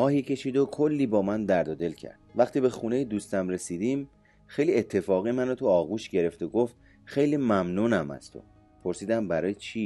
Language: Persian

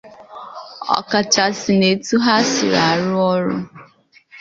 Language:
Igbo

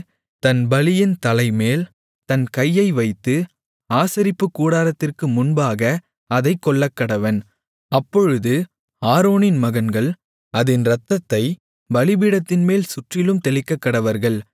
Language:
Tamil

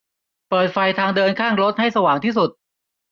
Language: Thai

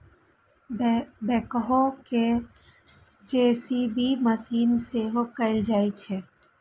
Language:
Maithili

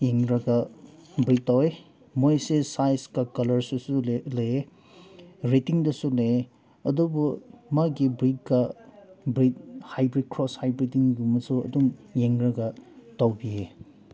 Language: Manipuri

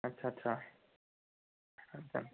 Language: Punjabi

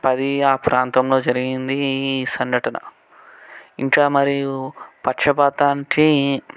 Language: Telugu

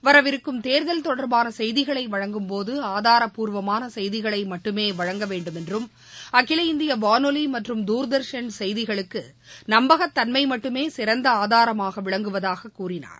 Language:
Tamil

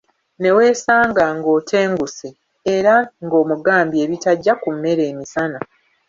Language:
Ganda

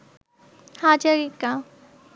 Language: Bangla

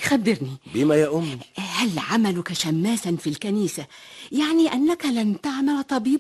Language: Arabic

